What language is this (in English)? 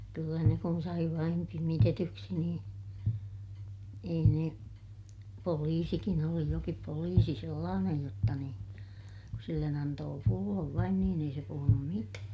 Finnish